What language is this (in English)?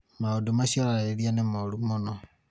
Kikuyu